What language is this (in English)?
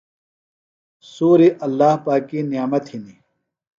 Phalura